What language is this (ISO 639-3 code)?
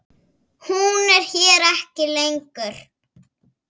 isl